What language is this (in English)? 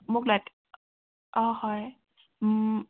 Assamese